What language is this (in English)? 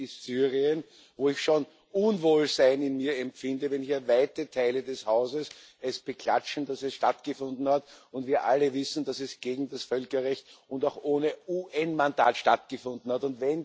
German